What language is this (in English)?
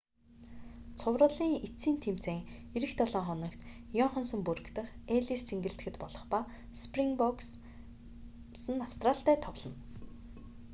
Mongolian